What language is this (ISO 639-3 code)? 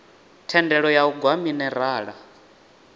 ven